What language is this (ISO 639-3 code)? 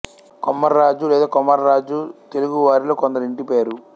tel